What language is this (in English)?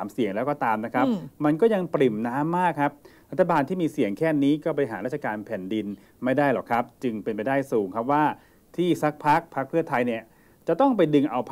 Thai